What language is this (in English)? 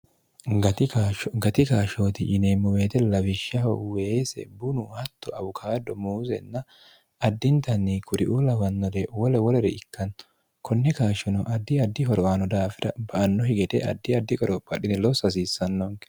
Sidamo